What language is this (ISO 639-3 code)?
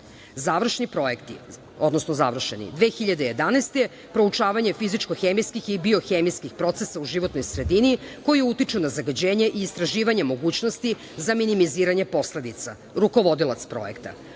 srp